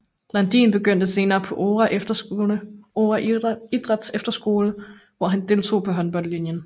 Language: Danish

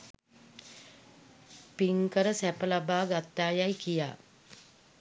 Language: Sinhala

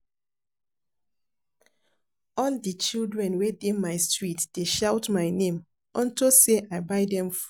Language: Nigerian Pidgin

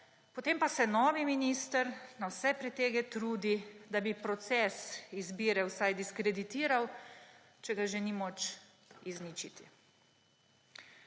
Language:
Slovenian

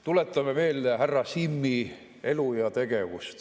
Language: Estonian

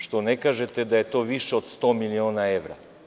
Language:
Serbian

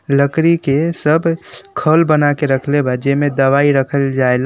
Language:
Bhojpuri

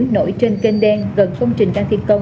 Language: Vietnamese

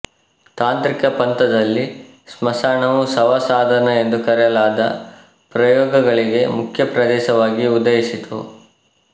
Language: Kannada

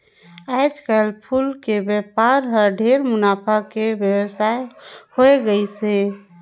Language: Chhattisgarhi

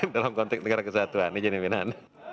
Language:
Indonesian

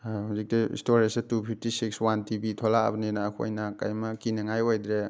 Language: Manipuri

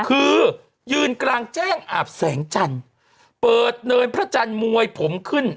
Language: Thai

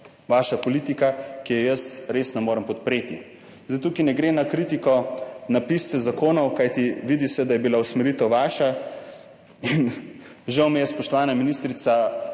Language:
Slovenian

